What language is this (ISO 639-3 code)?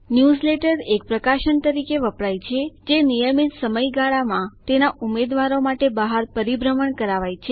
guj